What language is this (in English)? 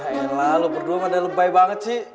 Indonesian